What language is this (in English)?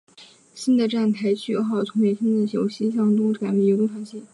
Chinese